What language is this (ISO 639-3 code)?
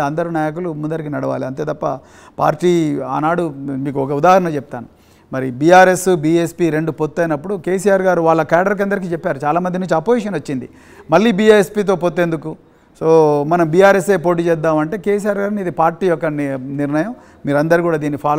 tel